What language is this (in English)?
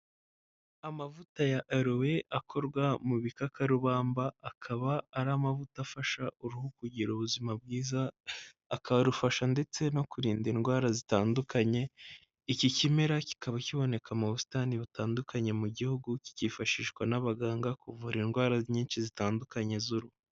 Kinyarwanda